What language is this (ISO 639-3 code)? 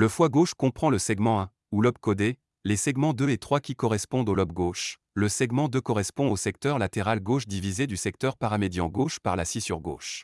fra